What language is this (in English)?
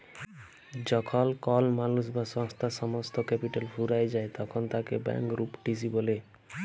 Bangla